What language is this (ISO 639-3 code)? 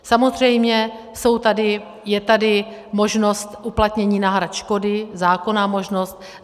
ces